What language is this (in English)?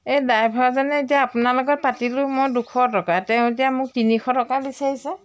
Assamese